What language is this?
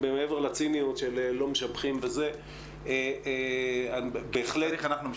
Hebrew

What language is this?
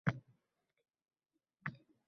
Uzbek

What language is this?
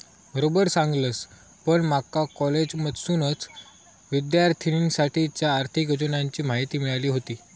Marathi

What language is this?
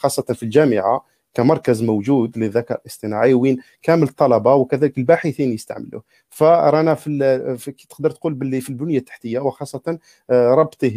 Arabic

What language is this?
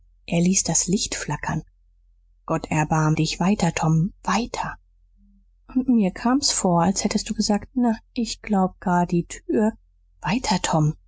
German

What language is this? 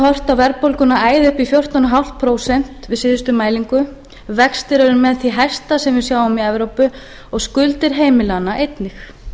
Icelandic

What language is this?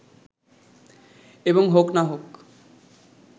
Bangla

